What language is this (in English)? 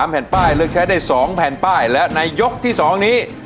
Thai